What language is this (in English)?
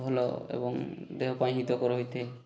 Odia